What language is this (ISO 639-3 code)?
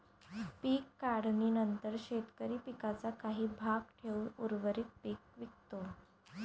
mar